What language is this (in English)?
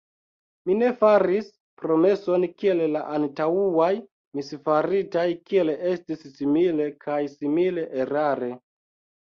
Esperanto